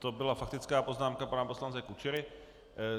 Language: Czech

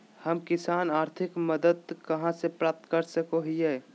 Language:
Magahi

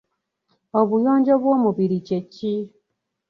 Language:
Ganda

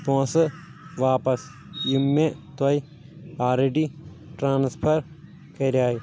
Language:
Kashmiri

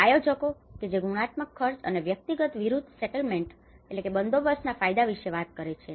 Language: Gujarati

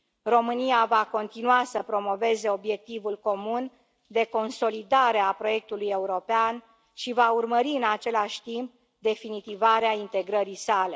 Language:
Romanian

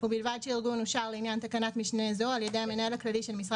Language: Hebrew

